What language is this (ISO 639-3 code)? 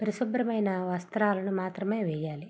tel